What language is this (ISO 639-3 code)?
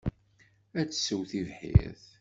kab